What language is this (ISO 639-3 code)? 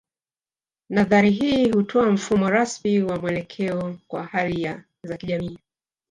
swa